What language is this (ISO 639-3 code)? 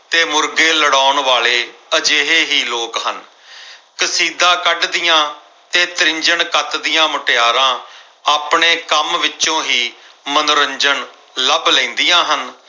pan